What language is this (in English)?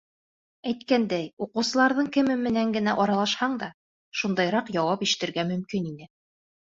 Bashkir